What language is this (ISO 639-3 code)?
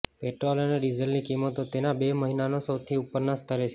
guj